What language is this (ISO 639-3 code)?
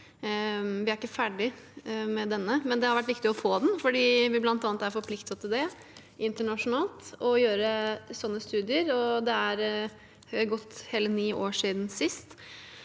nor